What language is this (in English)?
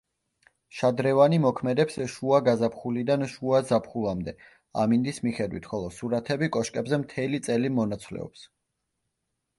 Georgian